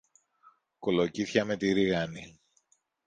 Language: Greek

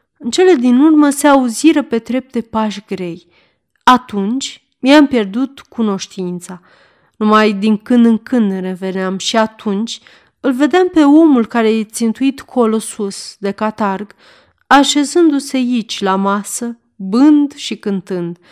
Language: Romanian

